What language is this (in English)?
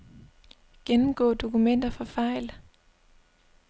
Danish